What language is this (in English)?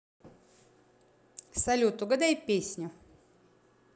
Russian